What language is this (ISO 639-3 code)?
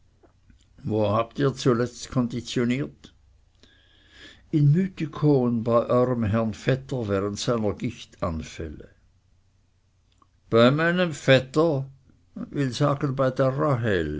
deu